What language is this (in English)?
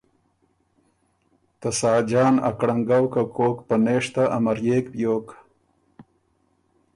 Ormuri